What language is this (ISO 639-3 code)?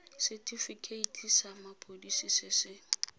tsn